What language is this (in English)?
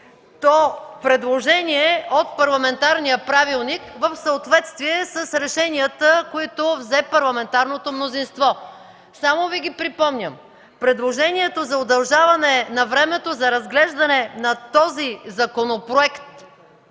Bulgarian